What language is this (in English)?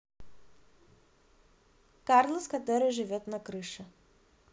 Russian